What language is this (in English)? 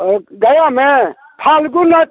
Maithili